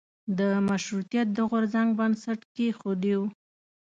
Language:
Pashto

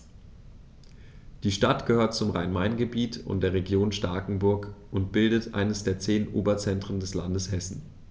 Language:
German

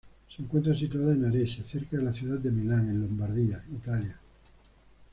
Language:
Spanish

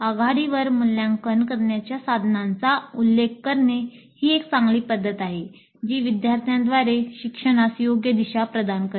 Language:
Marathi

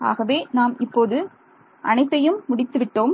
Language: Tamil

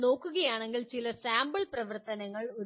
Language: Malayalam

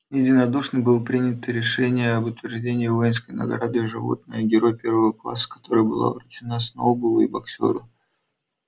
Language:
Russian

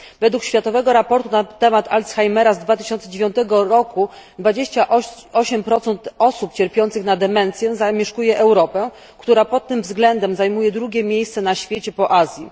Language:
Polish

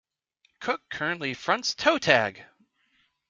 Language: English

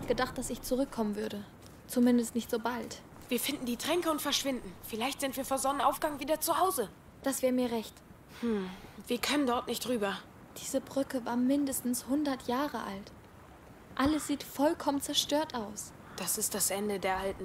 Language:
German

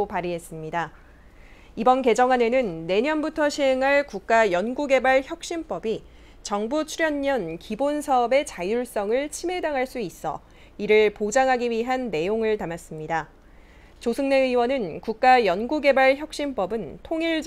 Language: Korean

